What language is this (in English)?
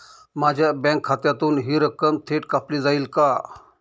Marathi